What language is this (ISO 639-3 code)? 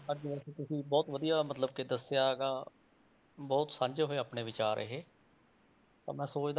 pan